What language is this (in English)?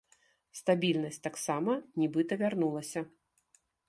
Belarusian